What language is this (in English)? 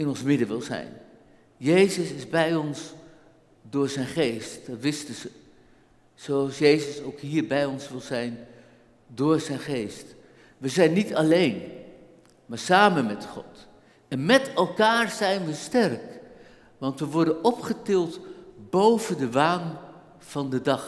Dutch